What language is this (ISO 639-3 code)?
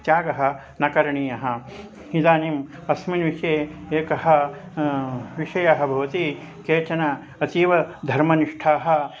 san